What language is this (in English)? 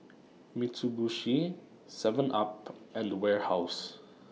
English